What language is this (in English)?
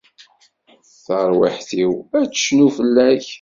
Kabyle